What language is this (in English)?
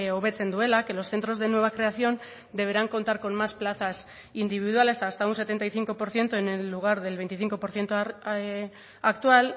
Spanish